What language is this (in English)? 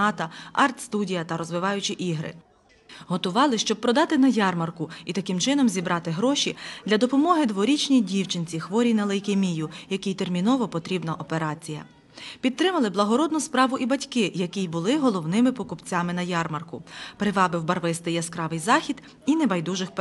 Ukrainian